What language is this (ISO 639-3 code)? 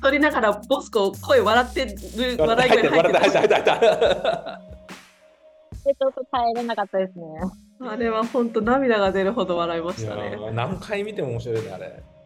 jpn